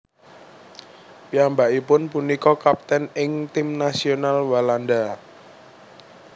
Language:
Javanese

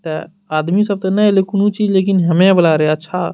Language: Maithili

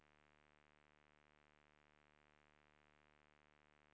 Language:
Swedish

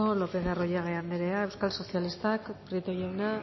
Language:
Basque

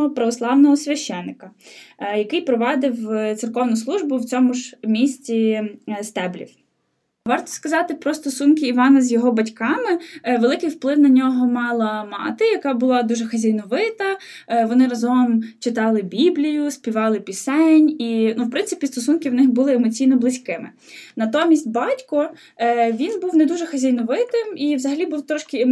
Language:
Ukrainian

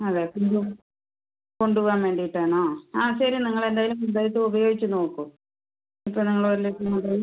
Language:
Malayalam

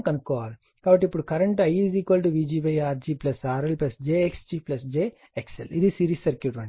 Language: Telugu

